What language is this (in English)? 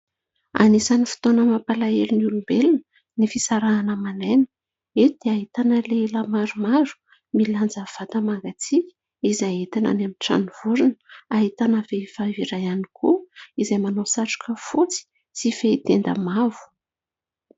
Malagasy